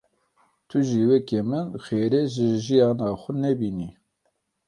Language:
Kurdish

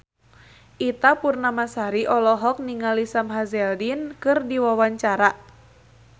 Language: Sundanese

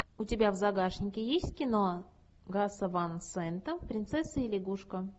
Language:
Russian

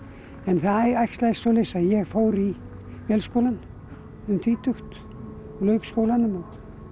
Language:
Icelandic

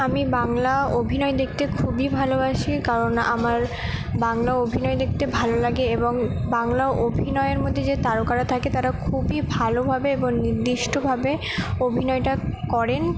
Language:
Bangla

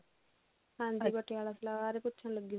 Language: Punjabi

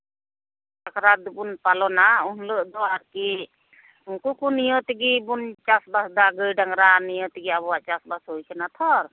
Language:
Santali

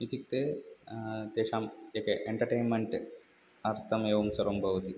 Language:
Sanskrit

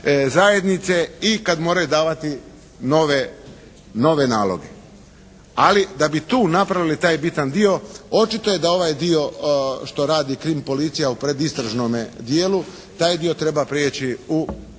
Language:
Croatian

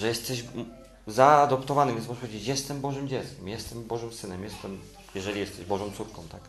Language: Polish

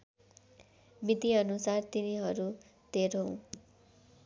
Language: Nepali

